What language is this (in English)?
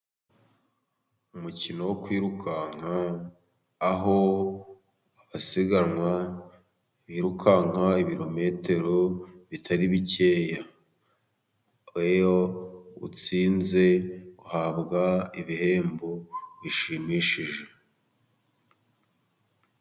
Kinyarwanda